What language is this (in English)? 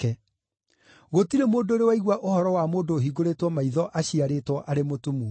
Kikuyu